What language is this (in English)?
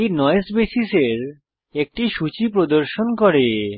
Bangla